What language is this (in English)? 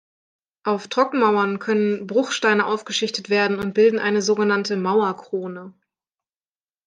German